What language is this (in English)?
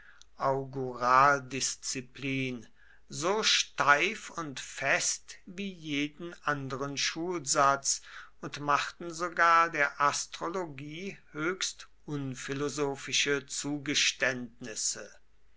German